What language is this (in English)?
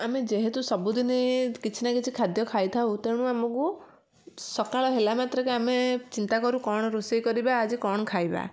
Odia